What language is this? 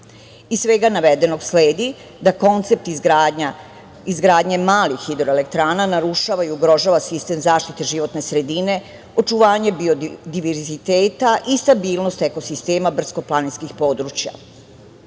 Serbian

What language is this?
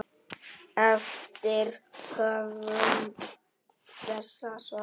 Icelandic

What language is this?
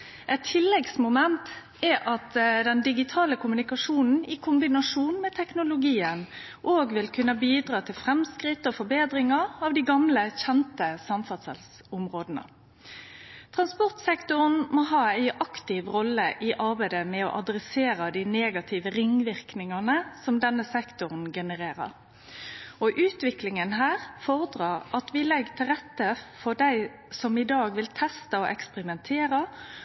Norwegian Nynorsk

